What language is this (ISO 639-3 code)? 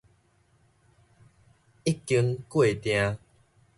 nan